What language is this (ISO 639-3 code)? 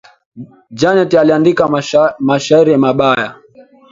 swa